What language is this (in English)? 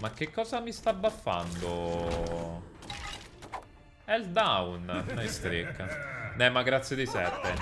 Italian